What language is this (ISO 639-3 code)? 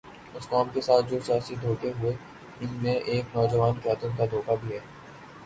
urd